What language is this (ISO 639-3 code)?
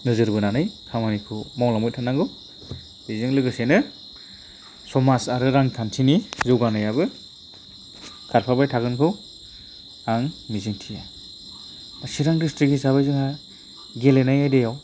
brx